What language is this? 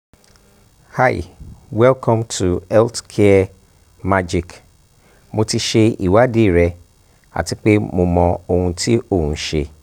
Yoruba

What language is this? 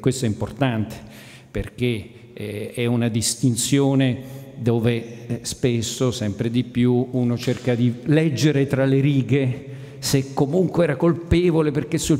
Italian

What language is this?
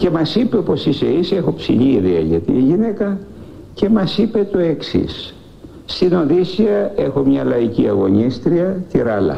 Greek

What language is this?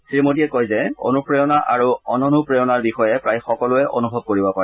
Assamese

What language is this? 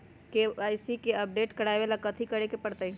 Magahi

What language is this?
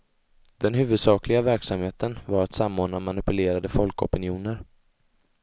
Swedish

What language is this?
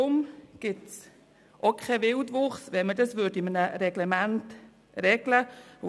Swiss German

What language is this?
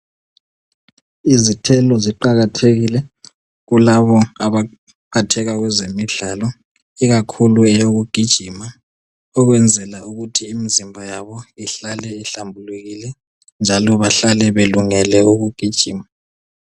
North Ndebele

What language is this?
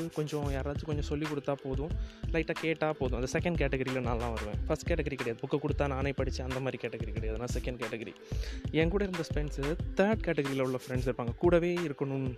Tamil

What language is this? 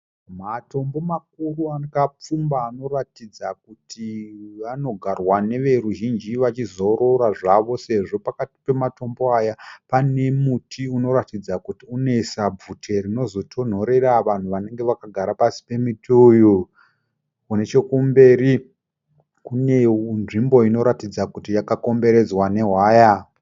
Shona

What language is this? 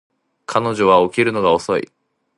Japanese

